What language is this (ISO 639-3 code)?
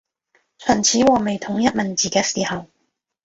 yue